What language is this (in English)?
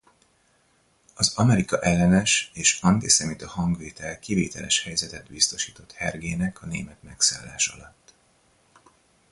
Hungarian